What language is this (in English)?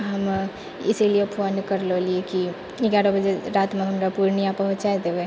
Maithili